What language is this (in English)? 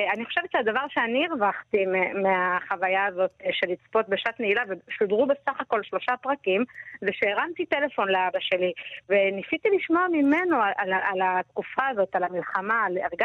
Hebrew